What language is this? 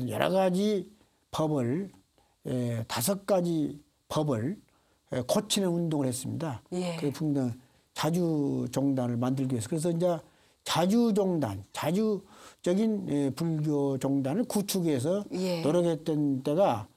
Korean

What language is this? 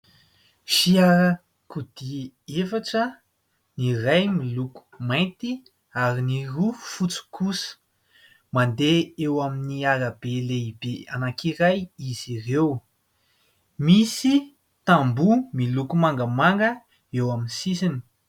Malagasy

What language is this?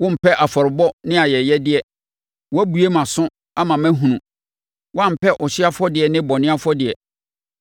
Akan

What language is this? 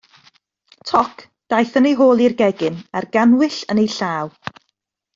Welsh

